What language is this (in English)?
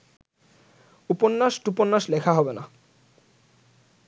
Bangla